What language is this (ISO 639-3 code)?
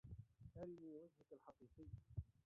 ara